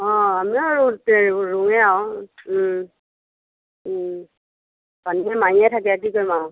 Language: Assamese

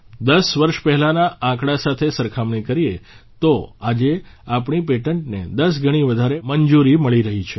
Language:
Gujarati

